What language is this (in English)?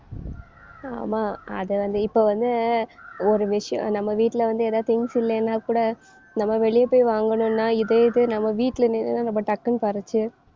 Tamil